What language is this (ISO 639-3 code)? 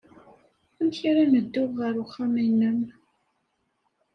kab